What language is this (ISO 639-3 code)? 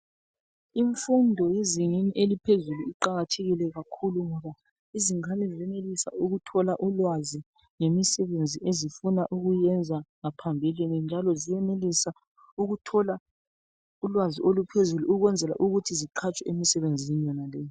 nde